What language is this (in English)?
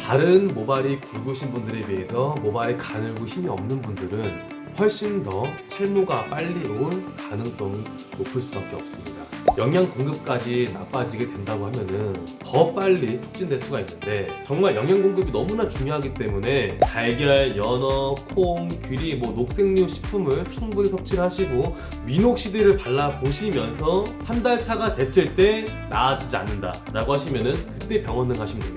Korean